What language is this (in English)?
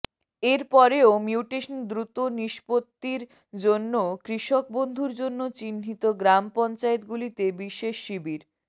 Bangla